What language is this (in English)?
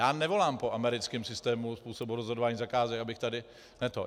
Czech